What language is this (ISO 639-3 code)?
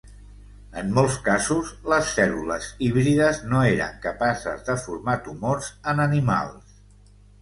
cat